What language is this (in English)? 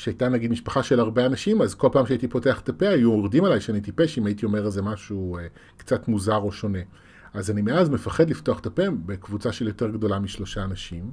Hebrew